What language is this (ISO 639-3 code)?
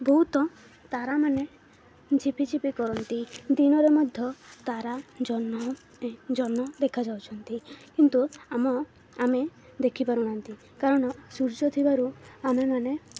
ori